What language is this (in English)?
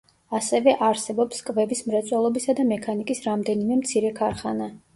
Georgian